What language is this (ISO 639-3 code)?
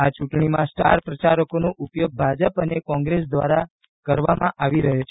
guj